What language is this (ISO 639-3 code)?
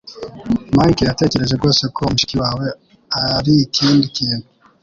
kin